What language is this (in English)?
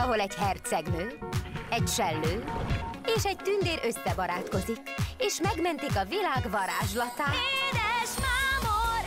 Hungarian